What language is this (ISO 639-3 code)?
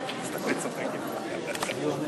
heb